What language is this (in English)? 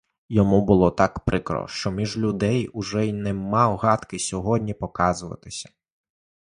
Ukrainian